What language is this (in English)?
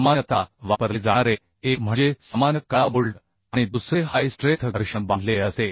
Marathi